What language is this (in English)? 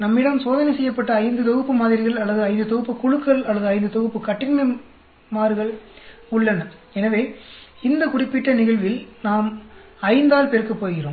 Tamil